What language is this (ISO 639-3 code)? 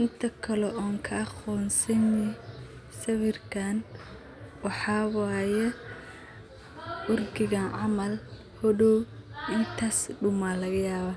som